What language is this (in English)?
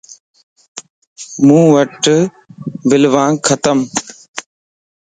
Lasi